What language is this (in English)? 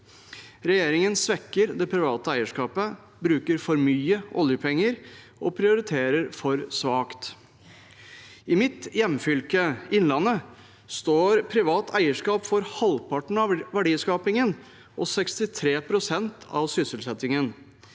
Norwegian